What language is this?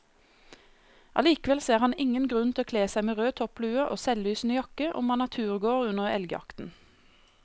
Norwegian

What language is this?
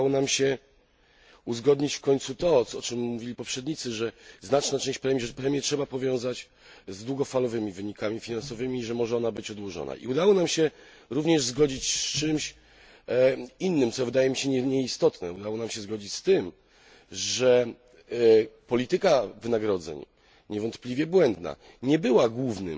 Polish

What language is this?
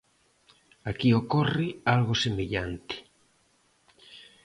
Galician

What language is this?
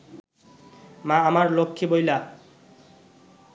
Bangla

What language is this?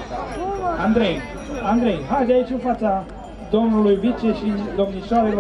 Romanian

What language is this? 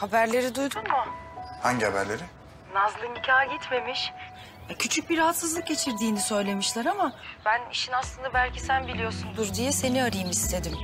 Turkish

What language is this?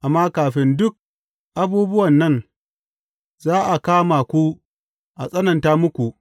Hausa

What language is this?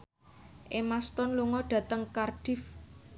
Javanese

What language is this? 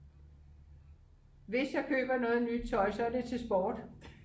Danish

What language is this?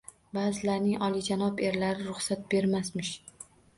Uzbek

